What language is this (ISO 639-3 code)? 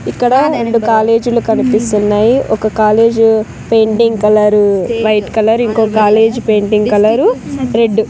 tel